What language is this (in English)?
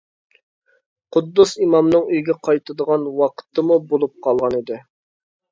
Uyghur